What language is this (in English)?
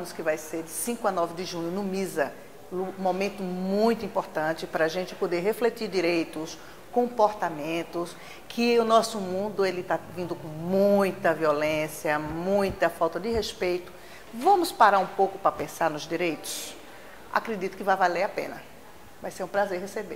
Portuguese